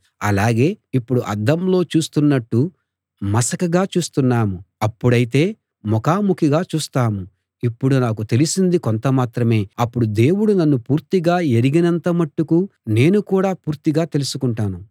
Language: Telugu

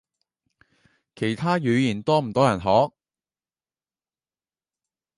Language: Cantonese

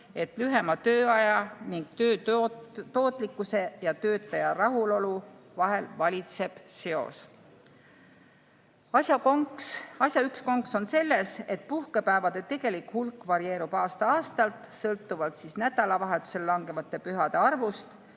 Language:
Estonian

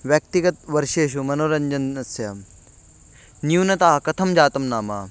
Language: Sanskrit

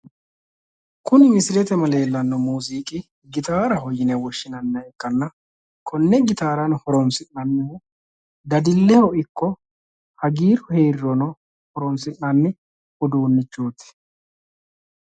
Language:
Sidamo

